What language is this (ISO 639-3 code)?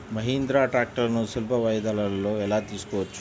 tel